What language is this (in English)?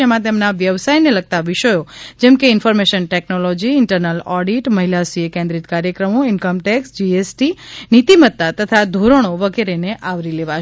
Gujarati